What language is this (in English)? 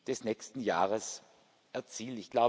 German